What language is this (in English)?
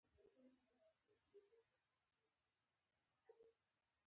Pashto